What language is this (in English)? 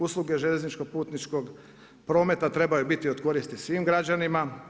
Croatian